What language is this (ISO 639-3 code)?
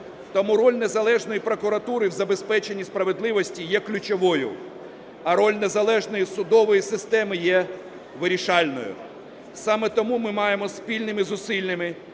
ukr